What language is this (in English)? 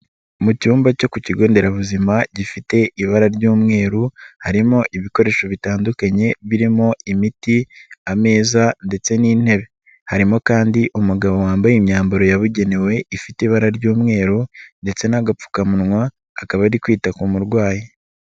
Kinyarwanda